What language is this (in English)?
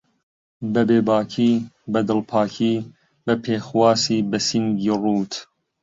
Central Kurdish